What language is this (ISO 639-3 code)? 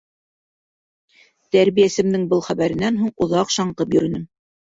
bak